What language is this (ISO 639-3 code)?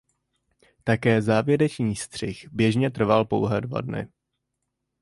ces